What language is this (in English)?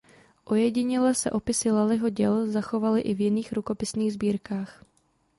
Czech